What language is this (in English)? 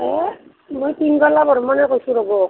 Assamese